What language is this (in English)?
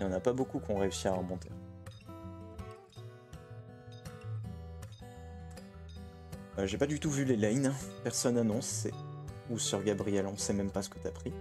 French